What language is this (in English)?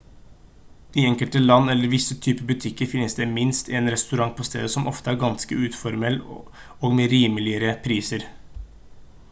Norwegian Bokmål